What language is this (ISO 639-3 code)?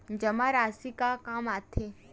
hne